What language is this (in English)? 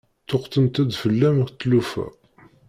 Kabyle